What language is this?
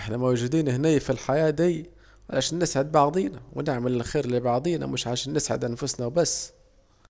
Saidi Arabic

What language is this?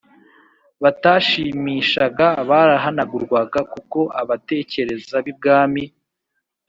Kinyarwanda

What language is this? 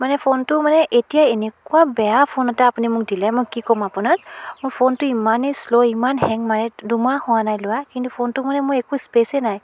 Assamese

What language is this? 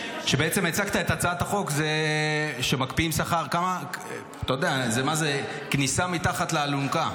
Hebrew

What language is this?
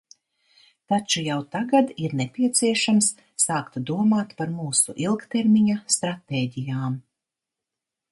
Latvian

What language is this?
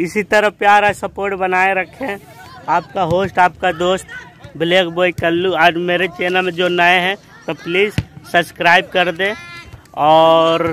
Hindi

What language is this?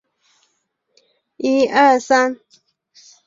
Chinese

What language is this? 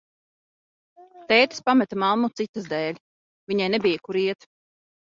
Latvian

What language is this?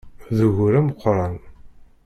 Kabyle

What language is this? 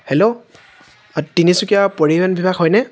Assamese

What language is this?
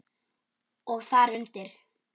Icelandic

